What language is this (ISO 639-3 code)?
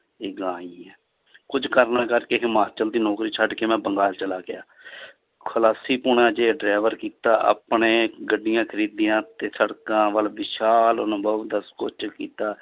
pan